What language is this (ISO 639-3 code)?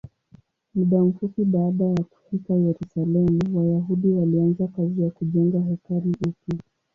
swa